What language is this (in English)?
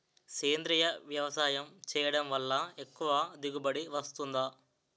Telugu